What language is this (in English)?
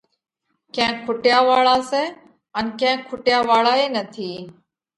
Parkari Koli